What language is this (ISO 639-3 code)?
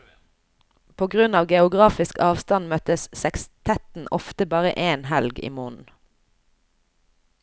nor